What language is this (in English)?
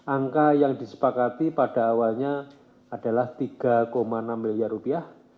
Indonesian